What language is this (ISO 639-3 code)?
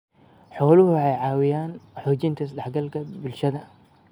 som